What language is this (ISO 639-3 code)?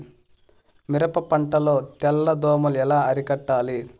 tel